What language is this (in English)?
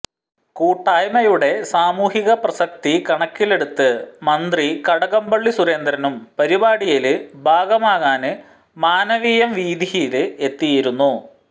Malayalam